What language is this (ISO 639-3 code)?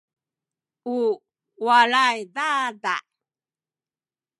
szy